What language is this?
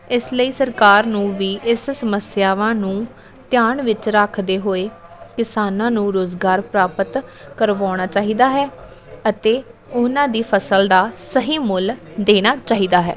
Punjabi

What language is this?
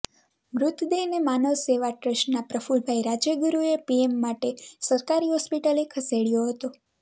Gujarati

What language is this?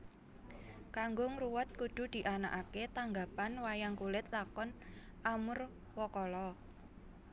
Javanese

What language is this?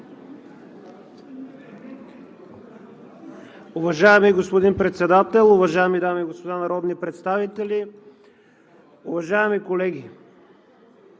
Bulgarian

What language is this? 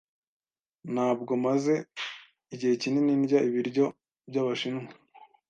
Kinyarwanda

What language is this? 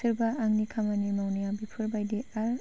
Bodo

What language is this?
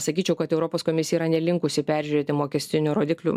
Lithuanian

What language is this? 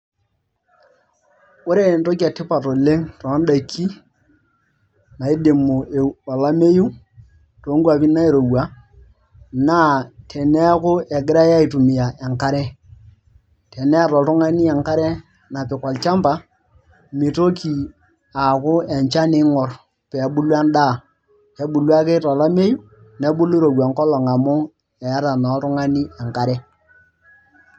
Masai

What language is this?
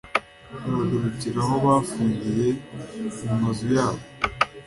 Kinyarwanda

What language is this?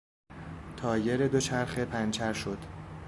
Persian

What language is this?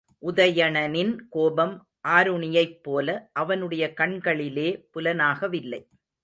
Tamil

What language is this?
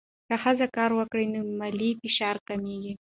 Pashto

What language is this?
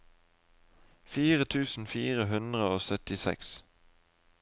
Norwegian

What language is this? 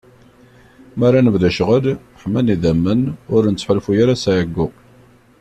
Kabyle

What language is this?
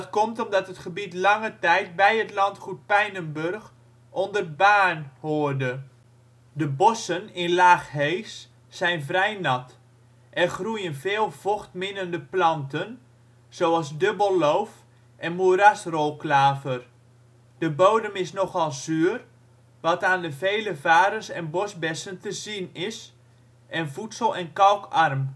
Dutch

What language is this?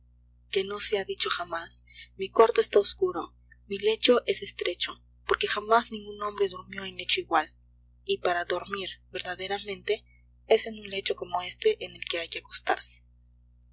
Spanish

